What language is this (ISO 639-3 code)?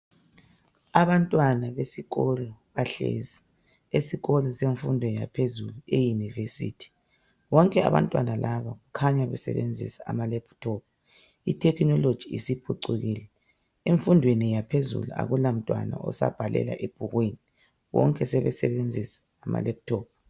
nde